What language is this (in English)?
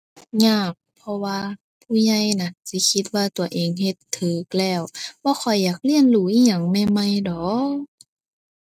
Thai